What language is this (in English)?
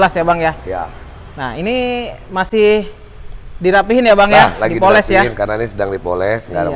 Indonesian